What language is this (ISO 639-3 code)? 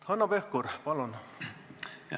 est